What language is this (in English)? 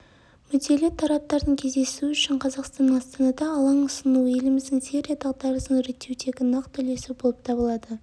Kazakh